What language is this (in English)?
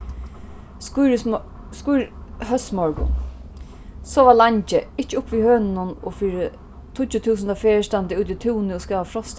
Faroese